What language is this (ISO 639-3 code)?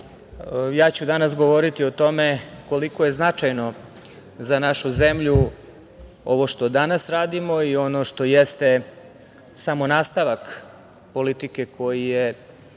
srp